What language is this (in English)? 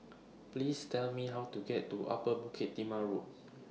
English